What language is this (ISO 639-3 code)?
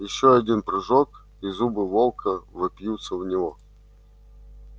rus